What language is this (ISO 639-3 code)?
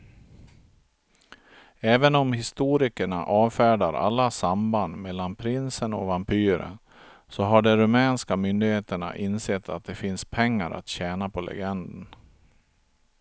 swe